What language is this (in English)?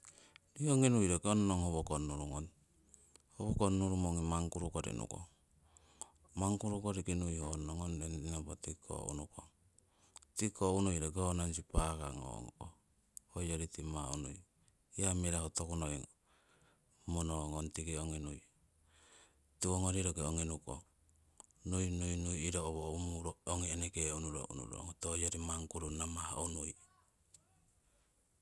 Siwai